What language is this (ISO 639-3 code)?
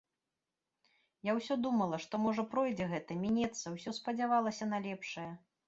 bel